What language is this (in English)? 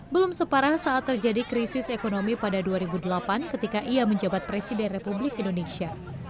Indonesian